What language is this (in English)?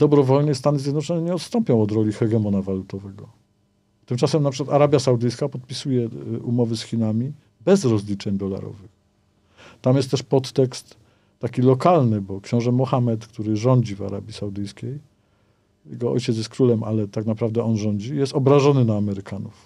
Polish